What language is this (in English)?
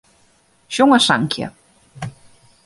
Western Frisian